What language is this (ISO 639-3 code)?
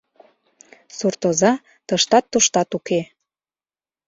chm